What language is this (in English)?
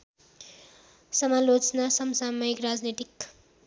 Nepali